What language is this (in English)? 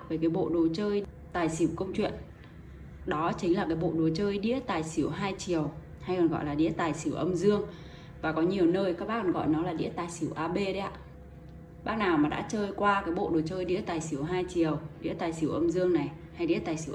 Vietnamese